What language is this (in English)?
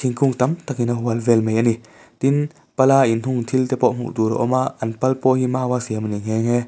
Mizo